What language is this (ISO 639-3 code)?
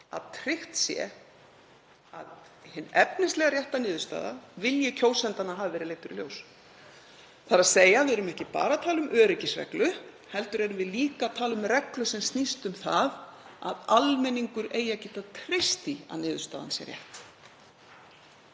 isl